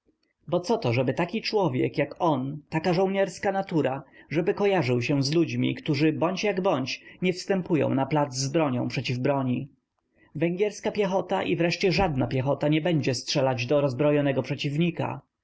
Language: Polish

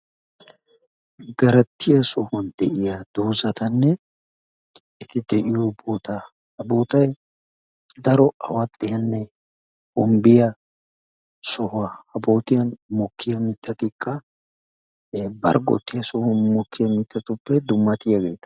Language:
Wolaytta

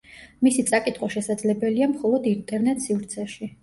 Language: Georgian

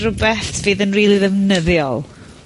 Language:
Welsh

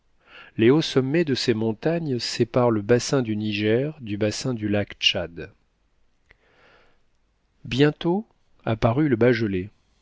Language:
French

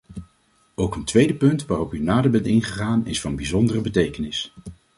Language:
Dutch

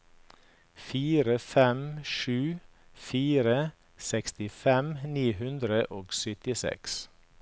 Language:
Norwegian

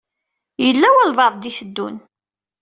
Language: Kabyle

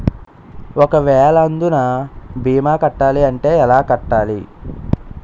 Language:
Telugu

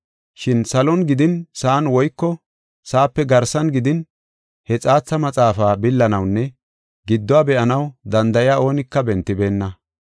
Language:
Gofa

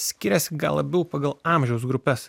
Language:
Lithuanian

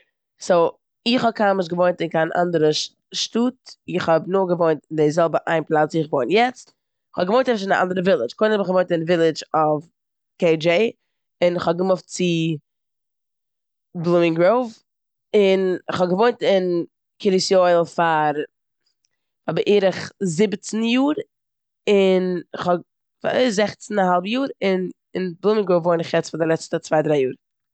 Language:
Yiddish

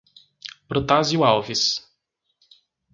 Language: Portuguese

